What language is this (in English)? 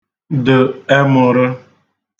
Igbo